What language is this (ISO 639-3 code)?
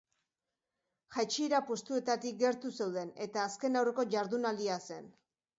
eus